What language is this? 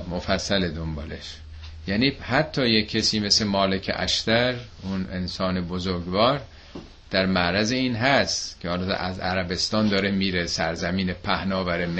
Persian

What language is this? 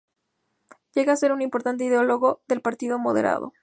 Spanish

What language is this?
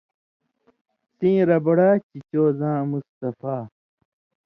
Indus Kohistani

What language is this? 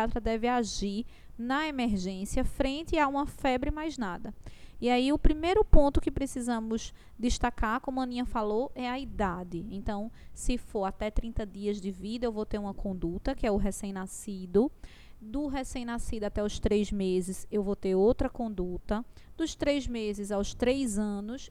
Portuguese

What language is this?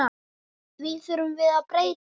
Icelandic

